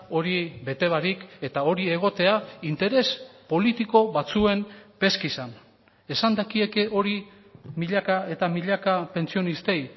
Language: Basque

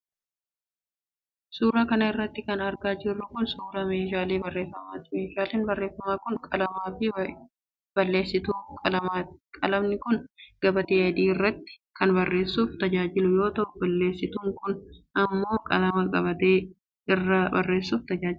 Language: Oromo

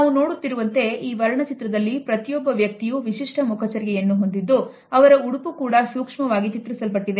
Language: Kannada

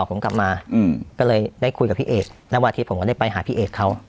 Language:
Thai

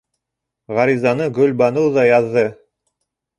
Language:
Bashkir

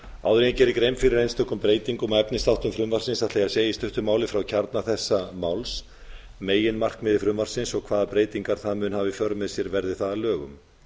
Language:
Icelandic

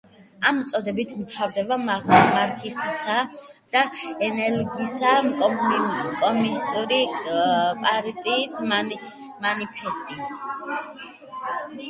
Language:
Georgian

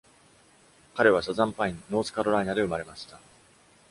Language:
Japanese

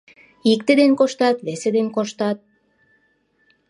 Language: Mari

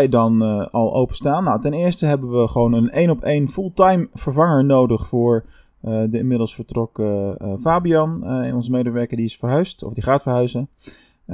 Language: Dutch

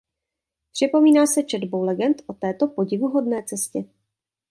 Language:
Czech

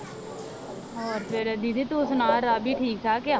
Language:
Punjabi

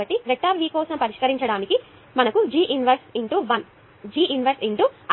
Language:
Telugu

